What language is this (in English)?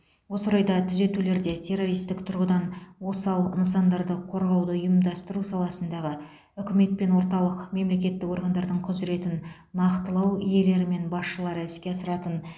Kazakh